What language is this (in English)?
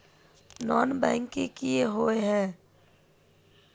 Magahi